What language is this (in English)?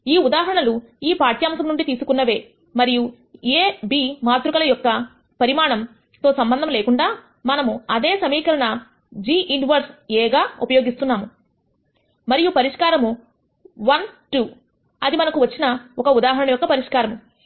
Telugu